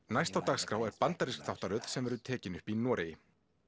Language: Icelandic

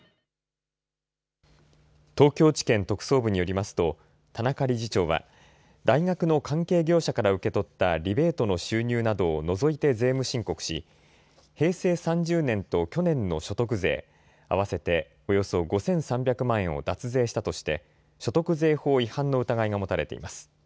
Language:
Japanese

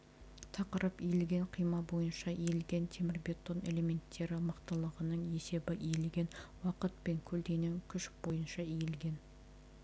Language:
Kazakh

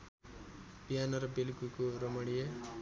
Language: Nepali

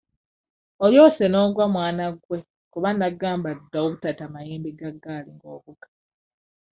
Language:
Ganda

